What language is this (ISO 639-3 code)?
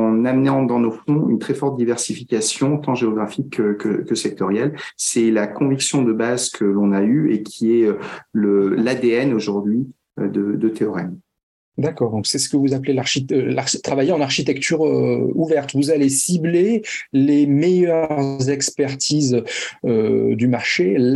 fra